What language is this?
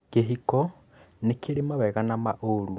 Kikuyu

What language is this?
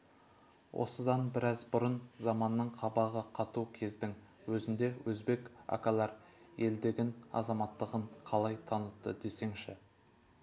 Kazakh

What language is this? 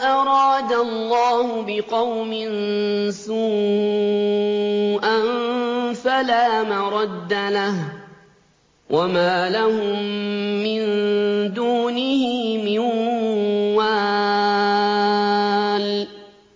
Arabic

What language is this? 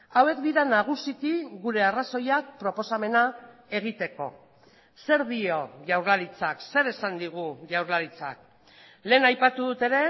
Basque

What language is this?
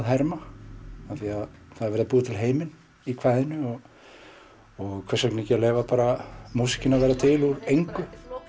Icelandic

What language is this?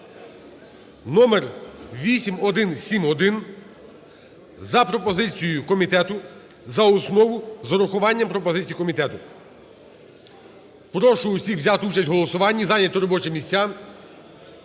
Ukrainian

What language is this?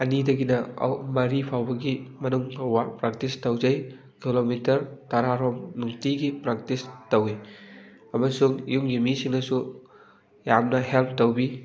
Manipuri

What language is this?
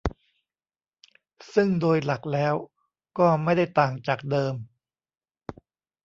Thai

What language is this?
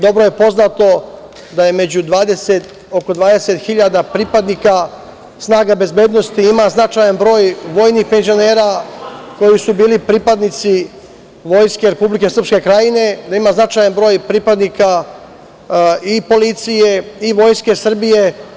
Serbian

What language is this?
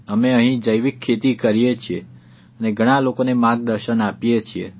Gujarati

